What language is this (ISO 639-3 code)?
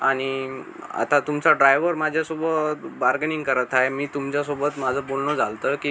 mar